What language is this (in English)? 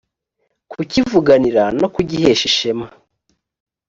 Kinyarwanda